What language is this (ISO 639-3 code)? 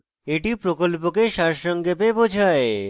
ben